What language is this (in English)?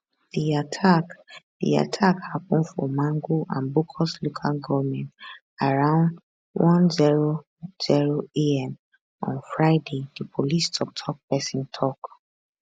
Nigerian Pidgin